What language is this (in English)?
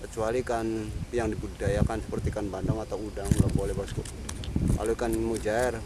Indonesian